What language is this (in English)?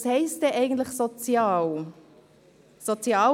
Swiss German